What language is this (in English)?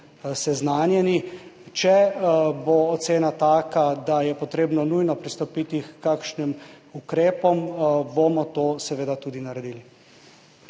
Slovenian